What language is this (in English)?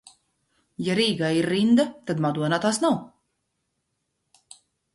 Latvian